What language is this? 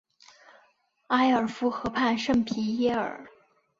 Chinese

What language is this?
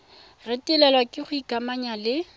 Tswana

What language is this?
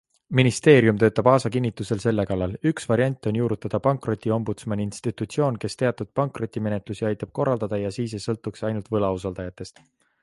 Estonian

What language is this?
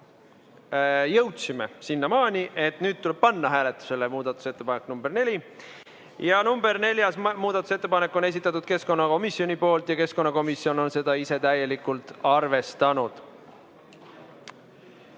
Estonian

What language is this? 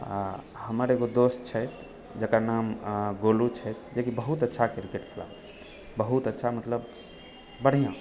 Maithili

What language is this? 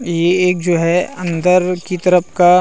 Chhattisgarhi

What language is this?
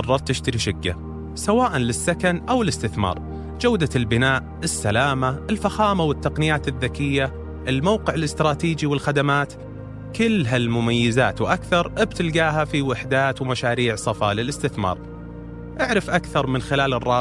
Arabic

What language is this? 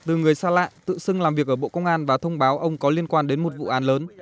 Vietnamese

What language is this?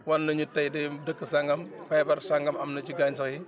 Wolof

